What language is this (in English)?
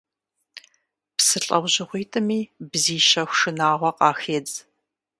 Kabardian